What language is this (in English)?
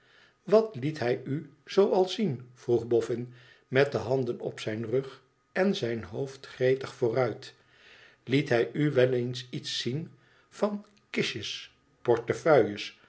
Dutch